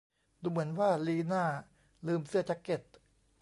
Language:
Thai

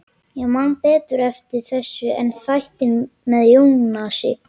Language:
Icelandic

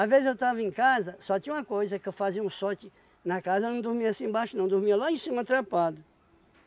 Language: Portuguese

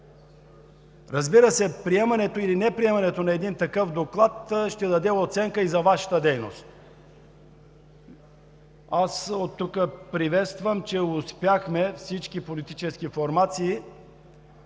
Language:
Bulgarian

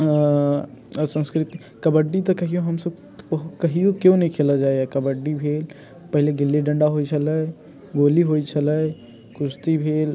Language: Maithili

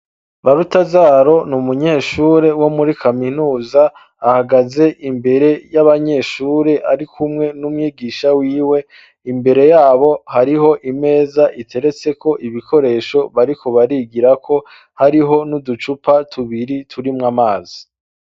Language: Rundi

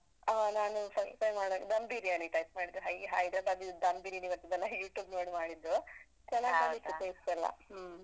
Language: Kannada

